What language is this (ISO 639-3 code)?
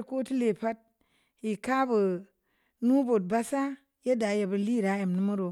ndi